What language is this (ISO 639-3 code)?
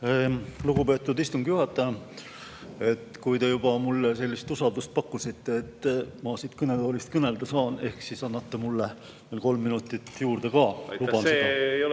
est